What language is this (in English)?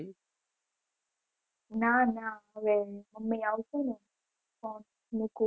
Gujarati